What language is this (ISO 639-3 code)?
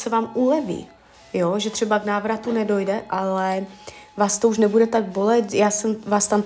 ces